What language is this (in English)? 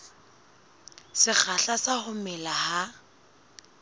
Southern Sotho